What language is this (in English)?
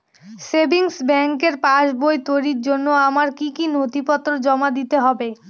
Bangla